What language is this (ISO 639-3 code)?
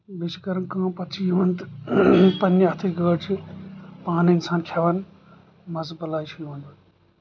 kas